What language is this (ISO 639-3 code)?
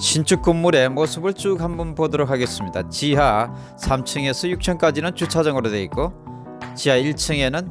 kor